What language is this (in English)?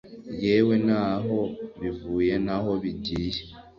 Kinyarwanda